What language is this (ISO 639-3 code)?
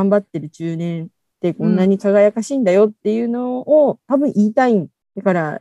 jpn